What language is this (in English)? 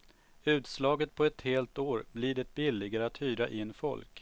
Swedish